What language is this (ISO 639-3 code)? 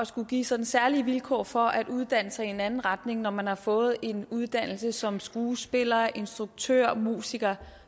dan